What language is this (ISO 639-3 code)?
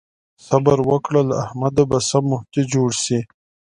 pus